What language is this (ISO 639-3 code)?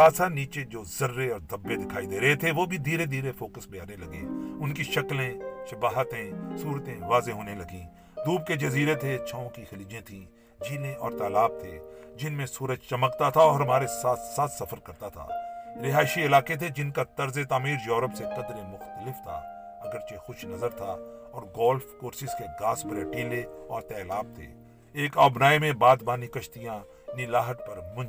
urd